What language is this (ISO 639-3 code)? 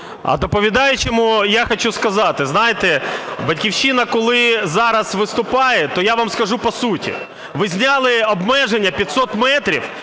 ukr